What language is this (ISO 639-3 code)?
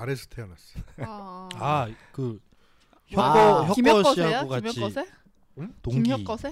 kor